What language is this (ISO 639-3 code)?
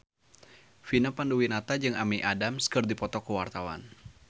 sun